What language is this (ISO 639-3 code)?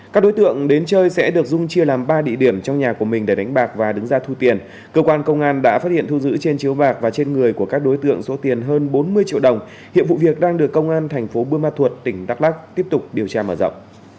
vie